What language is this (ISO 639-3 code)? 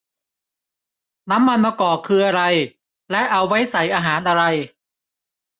tha